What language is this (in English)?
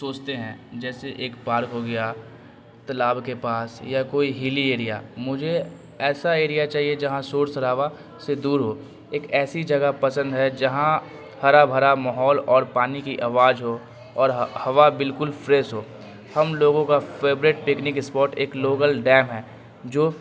Urdu